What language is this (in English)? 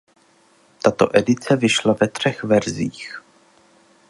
Czech